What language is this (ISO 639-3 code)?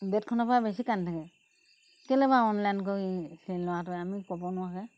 asm